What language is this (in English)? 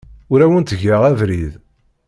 Kabyle